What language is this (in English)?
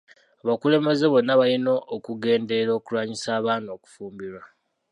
Ganda